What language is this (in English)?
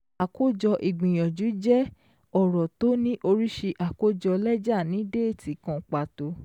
Yoruba